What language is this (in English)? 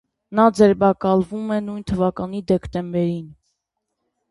Armenian